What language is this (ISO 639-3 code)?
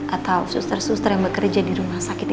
ind